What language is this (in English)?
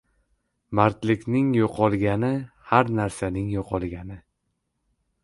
Uzbek